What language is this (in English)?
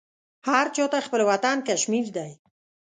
Pashto